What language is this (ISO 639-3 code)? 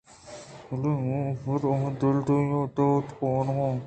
bgp